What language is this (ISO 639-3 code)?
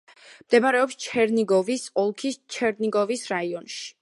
kat